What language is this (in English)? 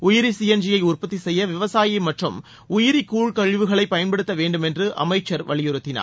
Tamil